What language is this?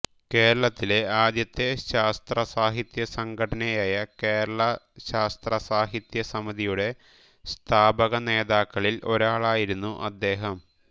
Malayalam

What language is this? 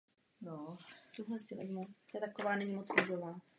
Czech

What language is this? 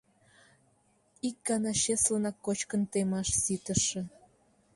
Mari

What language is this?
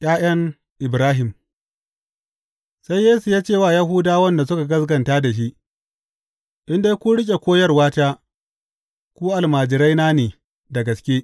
Hausa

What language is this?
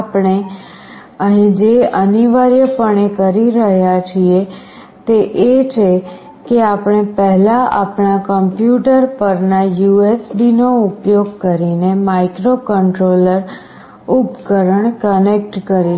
Gujarati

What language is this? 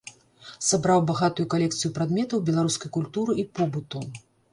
Belarusian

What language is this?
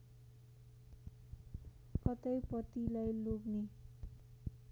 Nepali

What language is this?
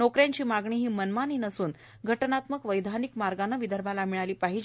Marathi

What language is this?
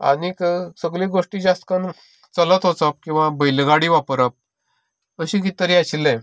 Konkani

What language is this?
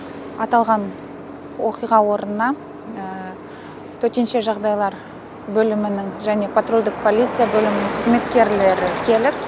Kazakh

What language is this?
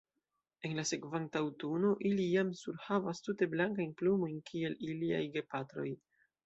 Esperanto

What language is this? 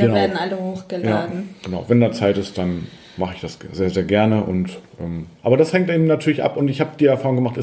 German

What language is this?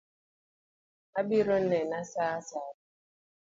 Luo (Kenya and Tanzania)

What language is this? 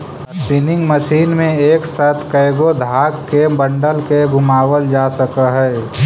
Magahi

